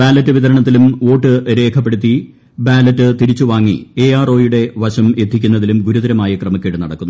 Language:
Malayalam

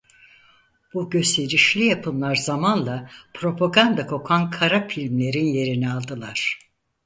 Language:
Turkish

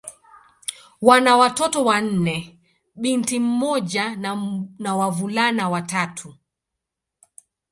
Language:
Swahili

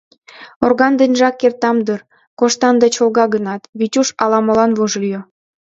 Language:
Mari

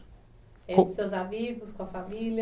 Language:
Portuguese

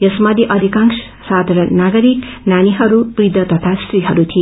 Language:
Nepali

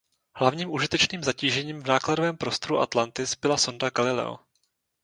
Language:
Czech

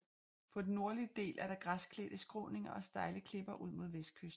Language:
Danish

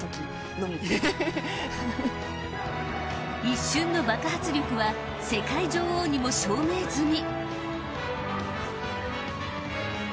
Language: Japanese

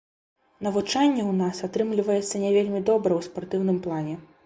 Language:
Belarusian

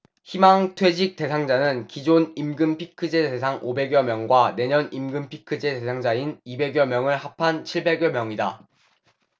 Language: Korean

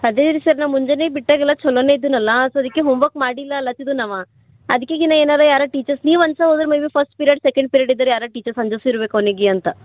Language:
Kannada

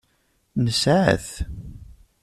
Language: Kabyle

